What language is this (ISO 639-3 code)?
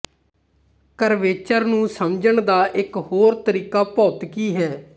pan